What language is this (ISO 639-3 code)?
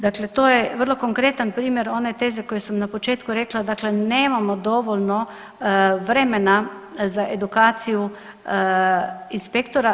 hrv